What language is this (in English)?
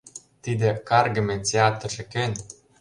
Mari